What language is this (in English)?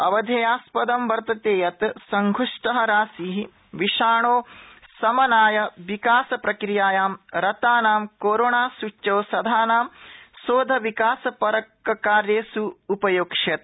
Sanskrit